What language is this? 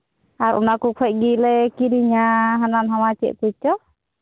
Santali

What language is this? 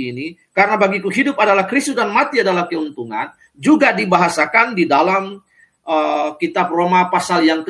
Indonesian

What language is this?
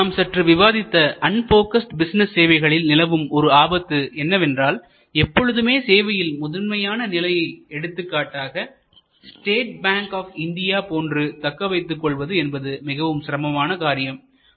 Tamil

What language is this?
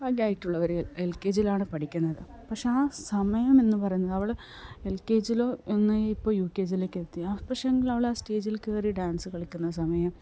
Malayalam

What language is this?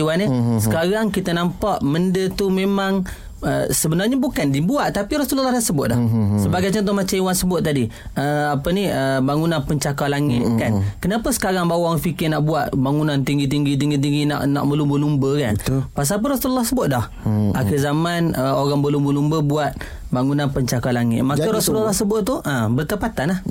Malay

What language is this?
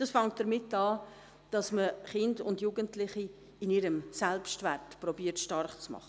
Swiss German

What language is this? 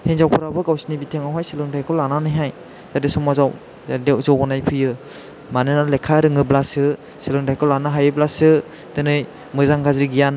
Bodo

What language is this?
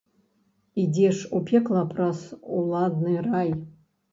Belarusian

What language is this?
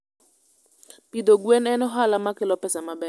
Luo (Kenya and Tanzania)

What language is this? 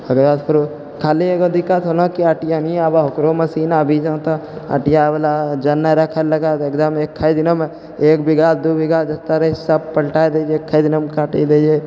Maithili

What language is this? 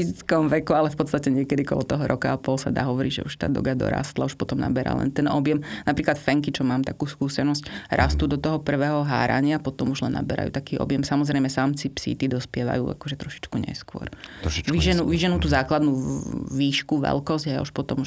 Slovak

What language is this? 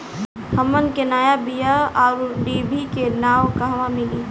Bhojpuri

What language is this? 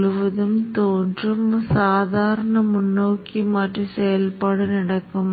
Tamil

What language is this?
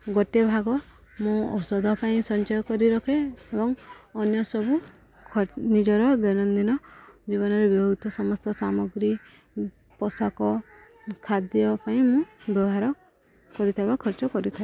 Odia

